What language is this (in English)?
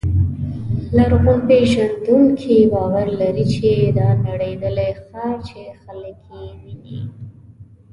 Pashto